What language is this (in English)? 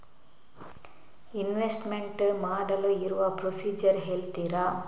Kannada